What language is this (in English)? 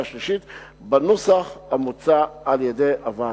Hebrew